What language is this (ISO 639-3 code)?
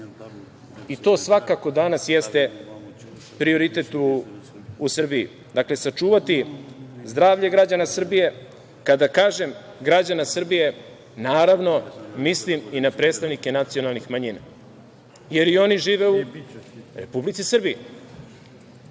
srp